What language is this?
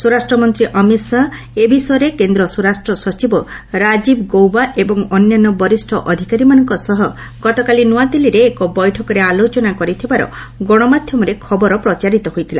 Odia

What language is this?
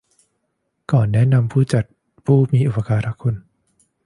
Thai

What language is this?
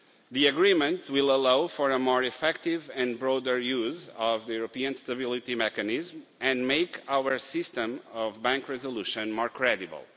English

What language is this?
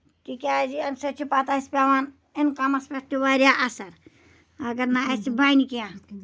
Kashmiri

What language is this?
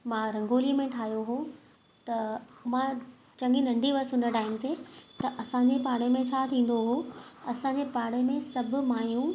Sindhi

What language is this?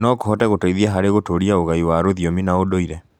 Kikuyu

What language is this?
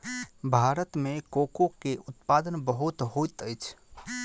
Maithili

